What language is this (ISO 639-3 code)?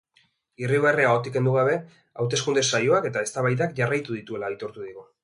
eus